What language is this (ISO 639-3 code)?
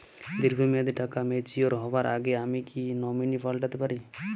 ben